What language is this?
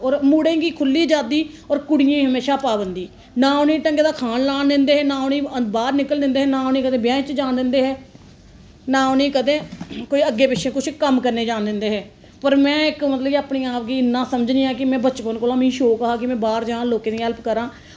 Dogri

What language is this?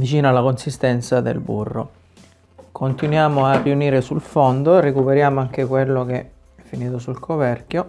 Italian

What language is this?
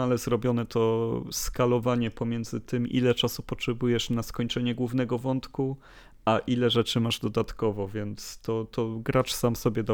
Polish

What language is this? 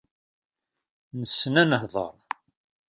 Kabyle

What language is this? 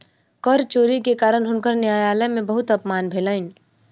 Maithili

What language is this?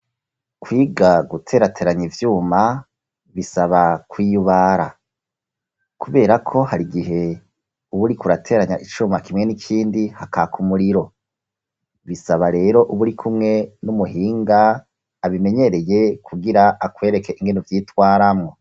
Rundi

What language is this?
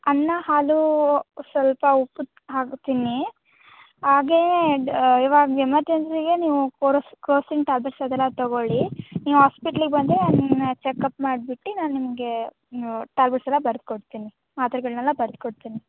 Kannada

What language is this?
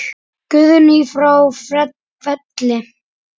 Icelandic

